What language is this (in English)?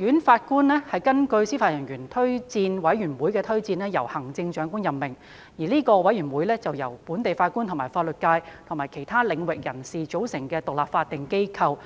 Cantonese